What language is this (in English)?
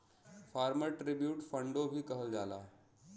Bhojpuri